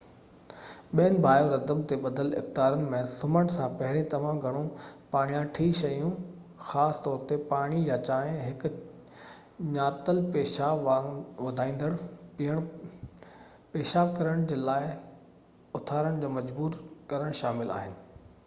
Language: Sindhi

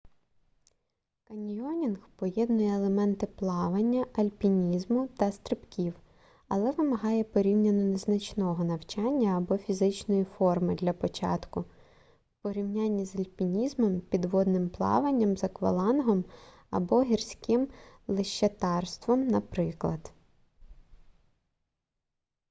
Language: Ukrainian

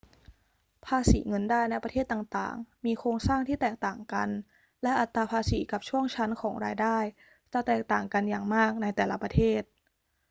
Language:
Thai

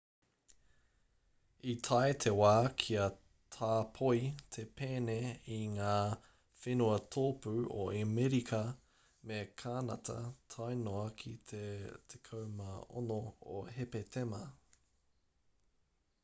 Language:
Māori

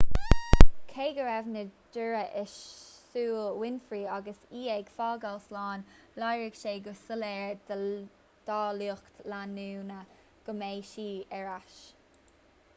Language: Irish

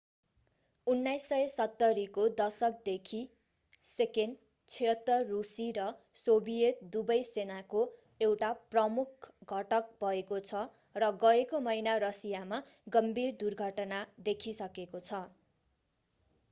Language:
Nepali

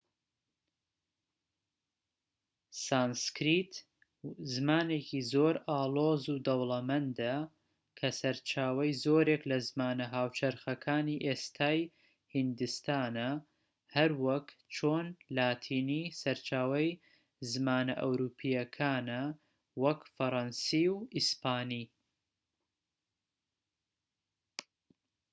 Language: Central Kurdish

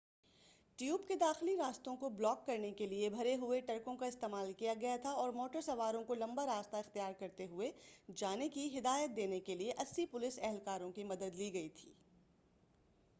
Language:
Urdu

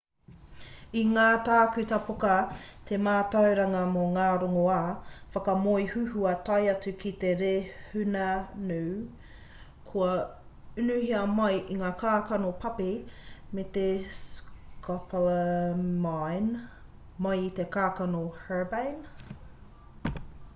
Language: Māori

